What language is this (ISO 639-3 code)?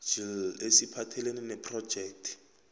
nbl